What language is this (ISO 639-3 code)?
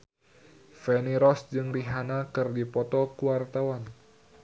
sun